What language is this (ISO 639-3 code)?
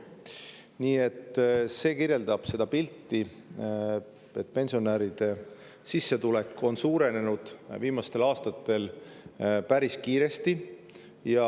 est